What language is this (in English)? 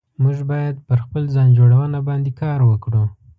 Pashto